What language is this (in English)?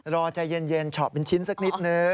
Thai